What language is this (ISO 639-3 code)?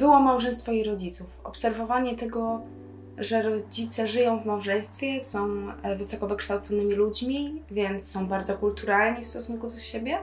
pol